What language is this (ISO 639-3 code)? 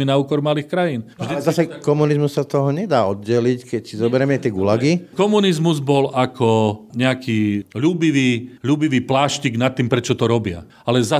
slk